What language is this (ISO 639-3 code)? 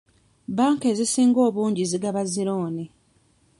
lug